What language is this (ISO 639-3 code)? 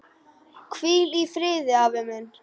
isl